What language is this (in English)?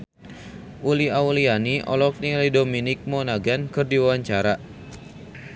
Sundanese